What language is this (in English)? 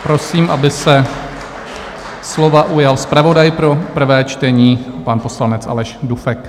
Czech